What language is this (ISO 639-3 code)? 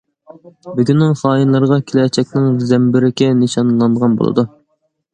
uig